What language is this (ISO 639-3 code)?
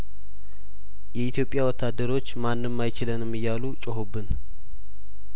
amh